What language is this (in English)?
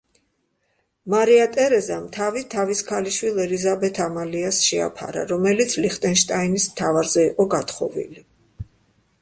Georgian